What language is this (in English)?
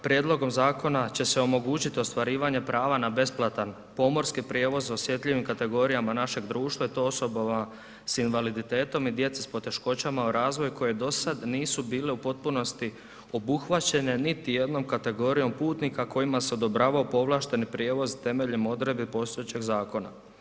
Croatian